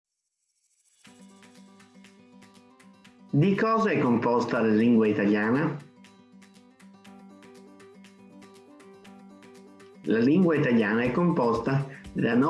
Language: Italian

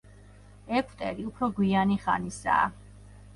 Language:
Georgian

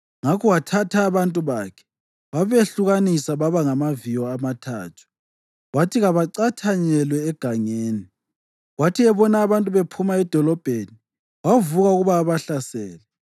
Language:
North Ndebele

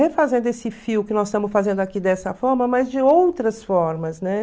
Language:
Portuguese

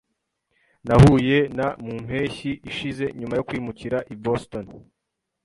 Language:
Kinyarwanda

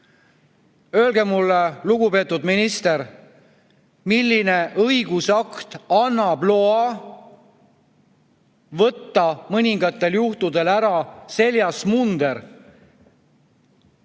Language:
Estonian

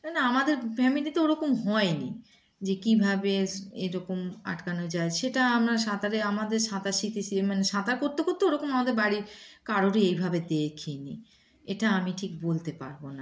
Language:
Bangla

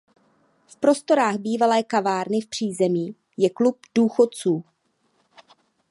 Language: Czech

